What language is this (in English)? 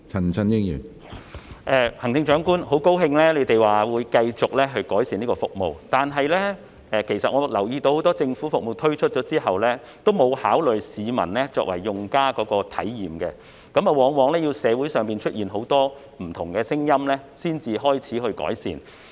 Cantonese